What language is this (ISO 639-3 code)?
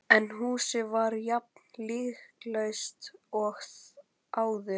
isl